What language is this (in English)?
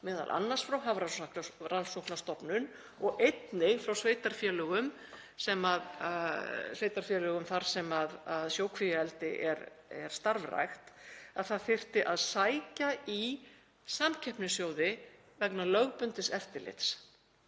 Icelandic